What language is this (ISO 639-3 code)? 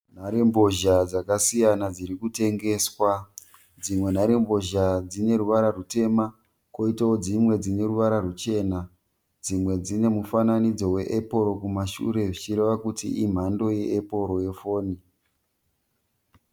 sna